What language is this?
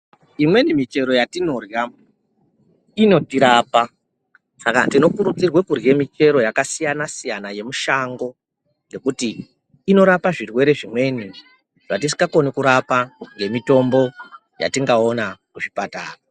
Ndau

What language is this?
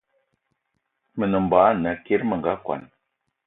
Eton (Cameroon)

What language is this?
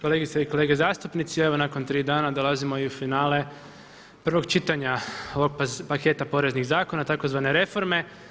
Croatian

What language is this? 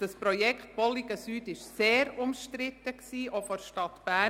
Swiss German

